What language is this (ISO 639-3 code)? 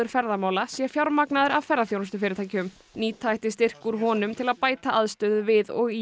isl